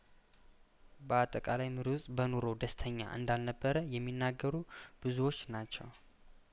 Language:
Amharic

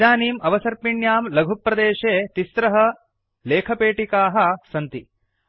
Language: Sanskrit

